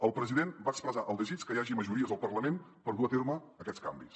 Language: Catalan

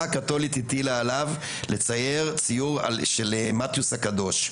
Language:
Hebrew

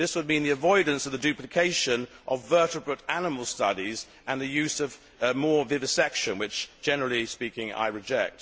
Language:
English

